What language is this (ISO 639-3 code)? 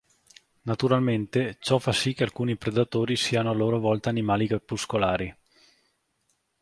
ita